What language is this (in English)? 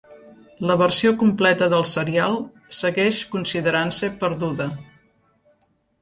Catalan